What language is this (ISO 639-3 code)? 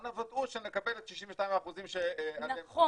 heb